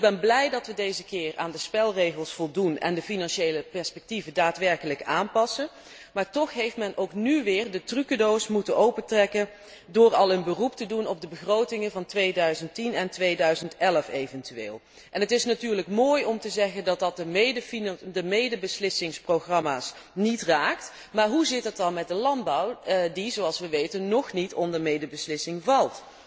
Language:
Dutch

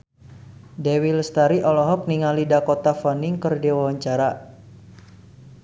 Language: Sundanese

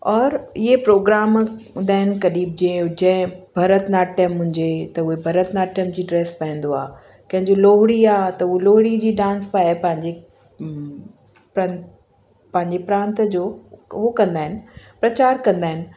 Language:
Sindhi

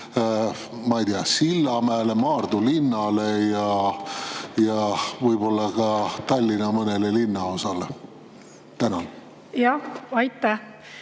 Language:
Estonian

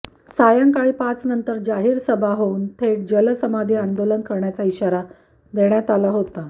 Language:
Marathi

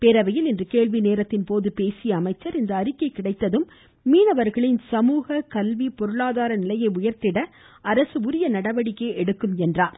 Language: Tamil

